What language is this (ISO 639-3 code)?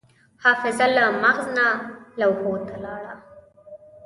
pus